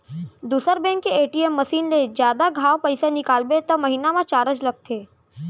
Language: Chhattisgarhi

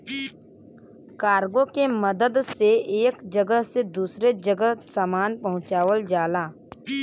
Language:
Bhojpuri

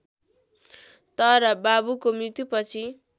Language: Nepali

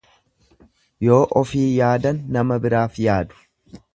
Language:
Oromo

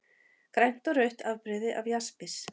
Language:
Icelandic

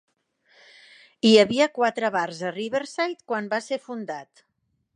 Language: Catalan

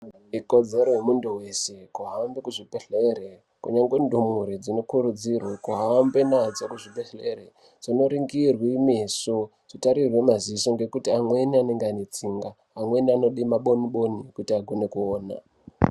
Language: Ndau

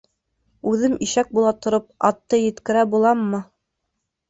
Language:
Bashkir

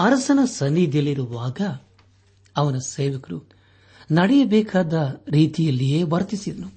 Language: Kannada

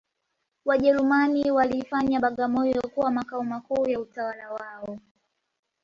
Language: Swahili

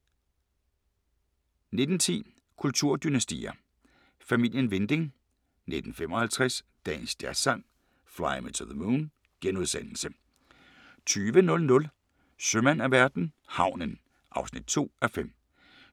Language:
Danish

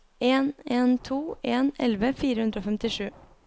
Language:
Norwegian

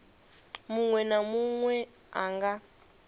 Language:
Venda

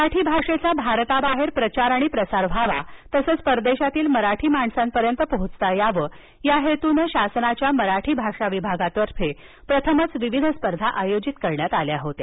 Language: Marathi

